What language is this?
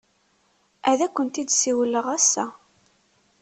Kabyle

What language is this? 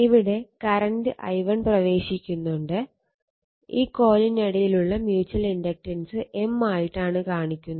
Malayalam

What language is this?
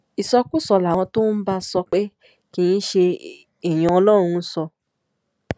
Yoruba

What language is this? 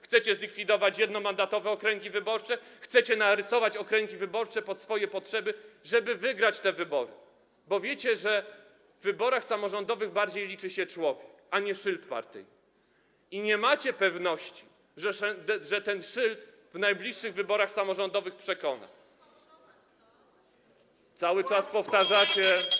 Polish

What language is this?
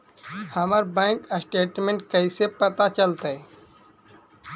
Magahi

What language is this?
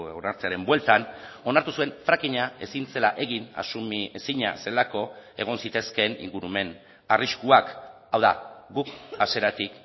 Basque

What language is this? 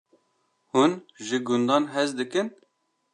Kurdish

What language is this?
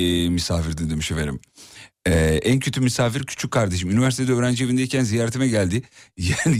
Turkish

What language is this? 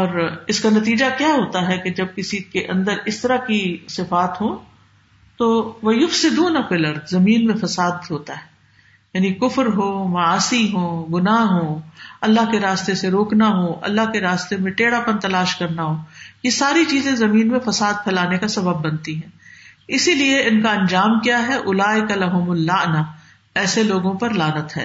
Urdu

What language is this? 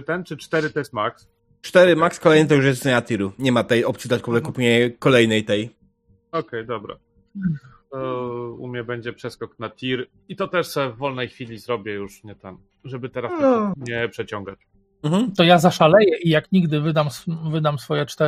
Polish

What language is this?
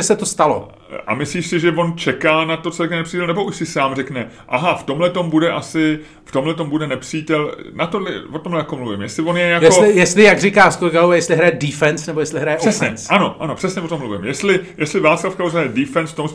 Czech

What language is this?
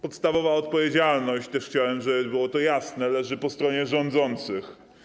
Polish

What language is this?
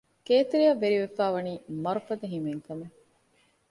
Divehi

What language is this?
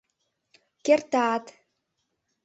Mari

